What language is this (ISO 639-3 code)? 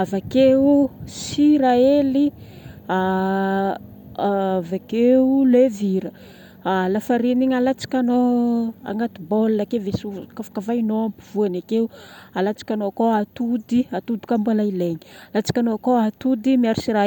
bmm